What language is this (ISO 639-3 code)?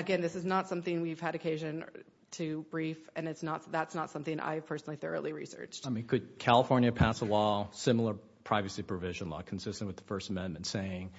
eng